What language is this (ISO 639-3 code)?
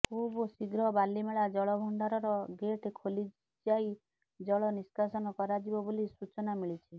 ori